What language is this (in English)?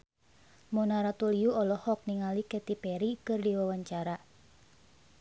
Sundanese